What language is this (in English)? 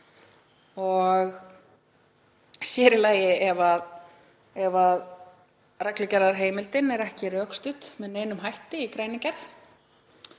Icelandic